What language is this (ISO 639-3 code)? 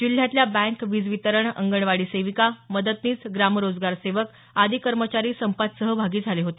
mar